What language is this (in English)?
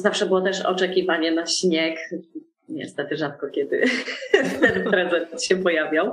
Polish